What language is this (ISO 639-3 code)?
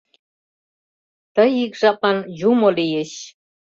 chm